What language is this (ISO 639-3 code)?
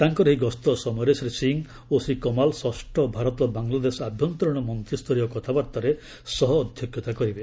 ori